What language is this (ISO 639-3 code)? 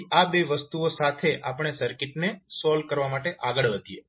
guj